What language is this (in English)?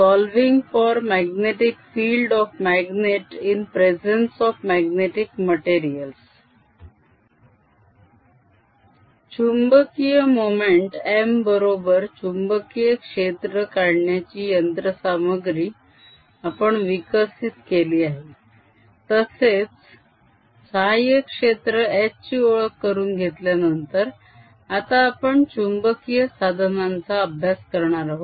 Marathi